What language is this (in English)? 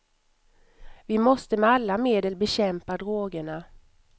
Swedish